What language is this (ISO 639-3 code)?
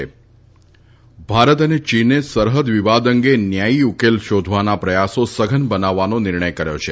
guj